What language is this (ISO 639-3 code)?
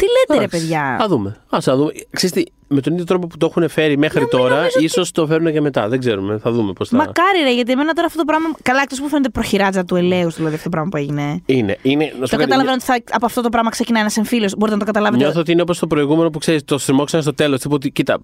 ell